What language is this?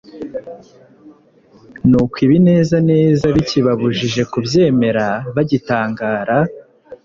Kinyarwanda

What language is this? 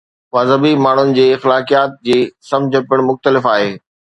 Sindhi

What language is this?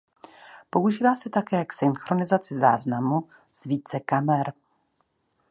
Czech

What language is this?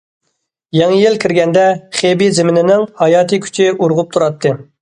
Uyghur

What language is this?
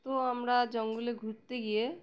Bangla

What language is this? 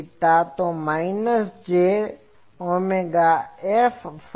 Gujarati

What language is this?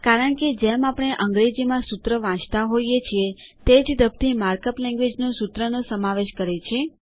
Gujarati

